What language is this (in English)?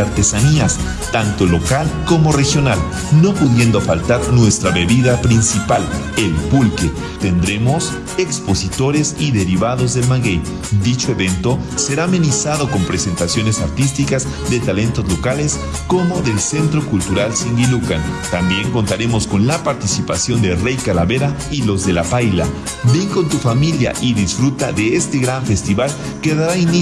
Spanish